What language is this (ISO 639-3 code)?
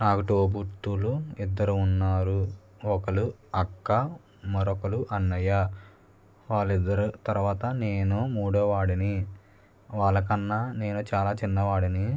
tel